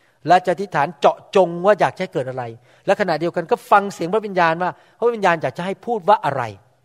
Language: Thai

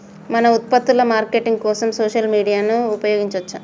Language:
Telugu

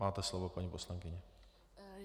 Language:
Czech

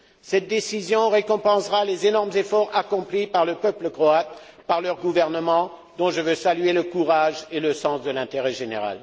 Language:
French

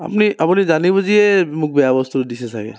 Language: Assamese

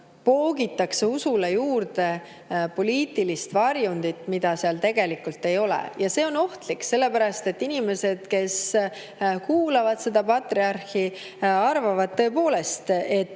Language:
Estonian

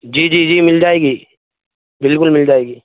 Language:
Urdu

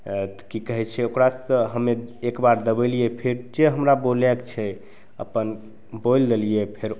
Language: Maithili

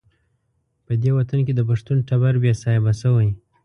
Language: Pashto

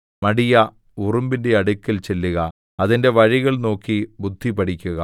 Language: Malayalam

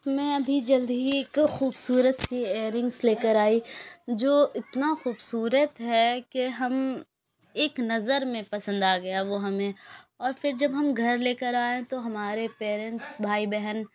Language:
Urdu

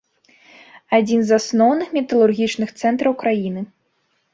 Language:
Belarusian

